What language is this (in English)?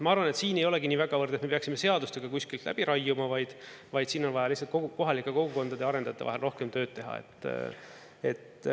Estonian